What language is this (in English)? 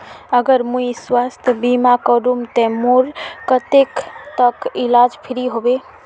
Magahi